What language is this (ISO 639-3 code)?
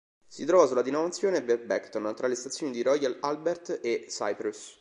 ita